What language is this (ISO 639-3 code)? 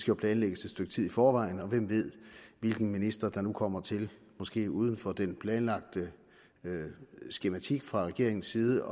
dan